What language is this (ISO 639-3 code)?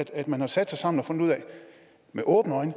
dan